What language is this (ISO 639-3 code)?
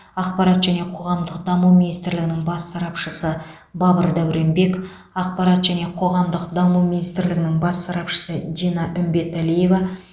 kaz